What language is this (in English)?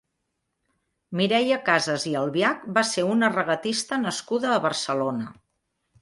Catalan